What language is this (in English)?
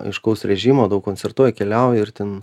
Lithuanian